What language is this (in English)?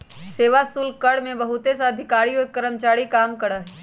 Magahi